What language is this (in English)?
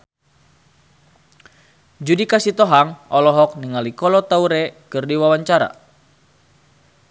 Sundanese